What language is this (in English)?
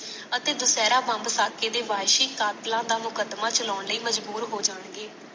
Punjabi